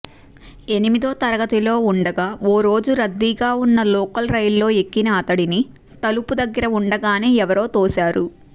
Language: Telugu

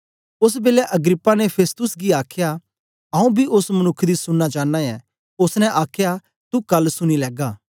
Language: Dogri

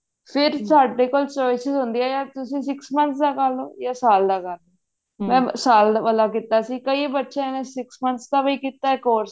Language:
Punjabi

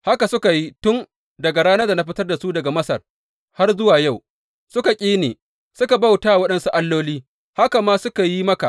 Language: Hausa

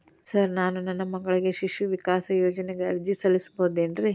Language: Kannada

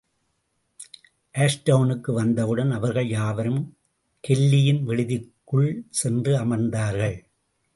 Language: Tamil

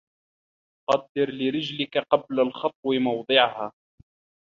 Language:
Arabic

